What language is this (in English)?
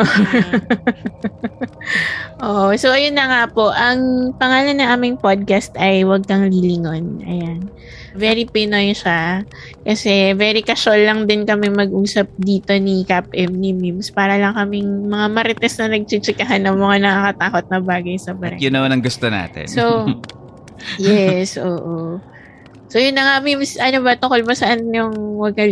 Filipino